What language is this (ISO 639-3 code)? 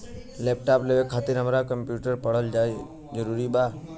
bho